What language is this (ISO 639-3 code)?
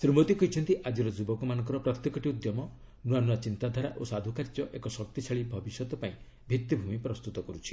ori